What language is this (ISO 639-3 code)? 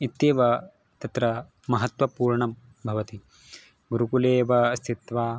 san